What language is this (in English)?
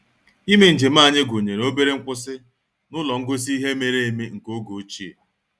Igbo